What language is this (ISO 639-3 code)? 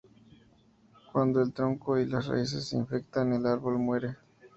spa